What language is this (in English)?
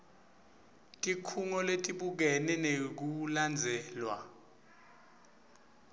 Swati